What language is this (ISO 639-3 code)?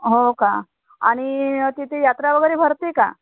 mar